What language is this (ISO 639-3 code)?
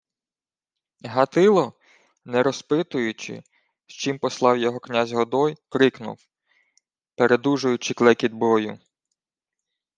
ukr